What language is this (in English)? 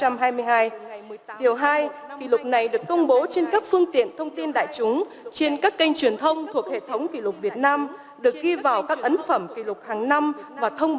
Vietnamese